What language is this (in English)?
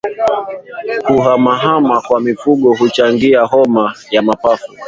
Swahili